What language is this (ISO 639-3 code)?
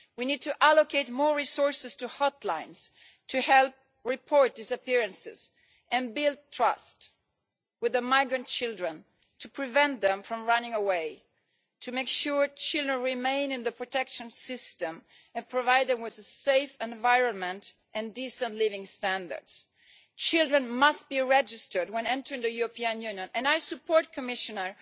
eng